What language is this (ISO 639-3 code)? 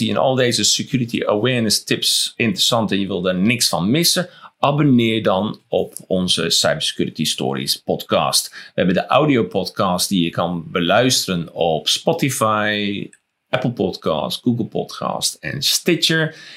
nld